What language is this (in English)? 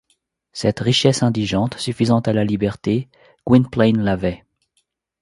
French